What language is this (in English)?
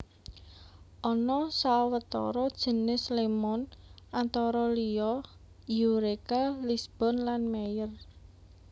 Javanese